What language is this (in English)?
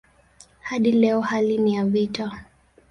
Swahili